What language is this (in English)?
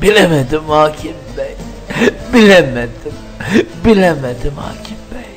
Turkish